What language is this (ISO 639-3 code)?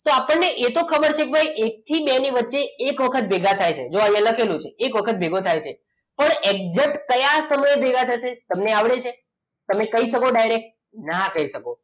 guj